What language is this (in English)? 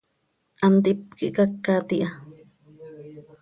Seri